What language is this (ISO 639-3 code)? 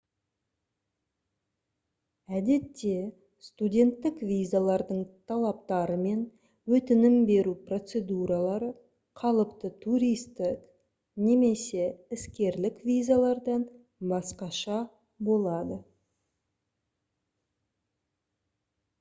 kaz